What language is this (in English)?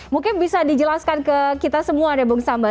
Indonesian